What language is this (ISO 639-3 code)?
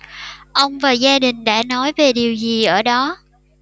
vie